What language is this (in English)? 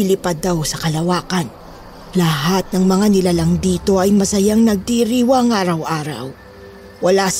Filipino